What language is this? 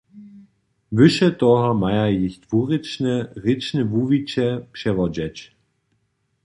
Upper Sorbian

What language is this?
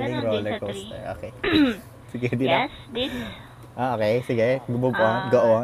Filipino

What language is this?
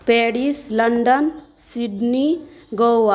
Maithili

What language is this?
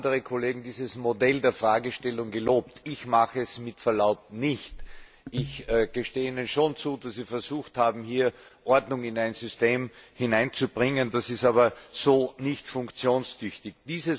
German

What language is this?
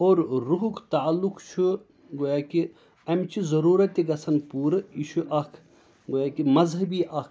Kashmiri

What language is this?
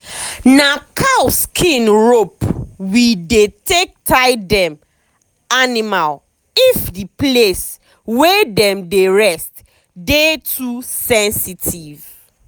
Nigerian Pidgin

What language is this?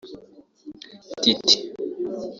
Kinyarwanda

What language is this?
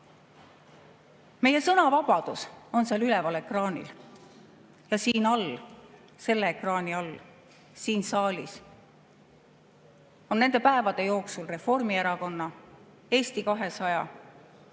Estonian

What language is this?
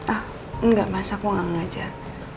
Indonesian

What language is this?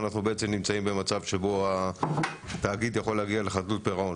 Hebrew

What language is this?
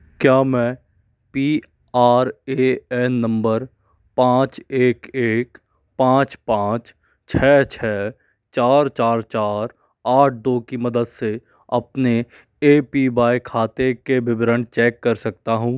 Hindi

